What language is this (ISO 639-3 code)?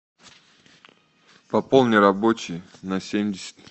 rus